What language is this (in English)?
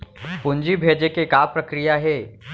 Chhattisgarhi